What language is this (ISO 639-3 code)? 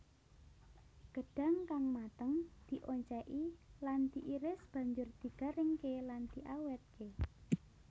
jav